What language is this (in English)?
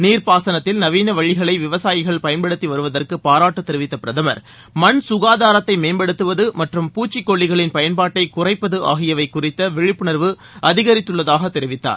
Tamil